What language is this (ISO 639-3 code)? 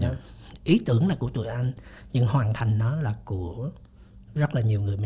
vie